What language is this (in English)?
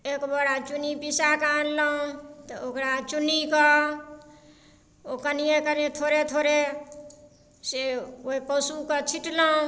Maithili